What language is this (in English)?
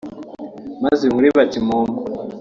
Kinyarwanda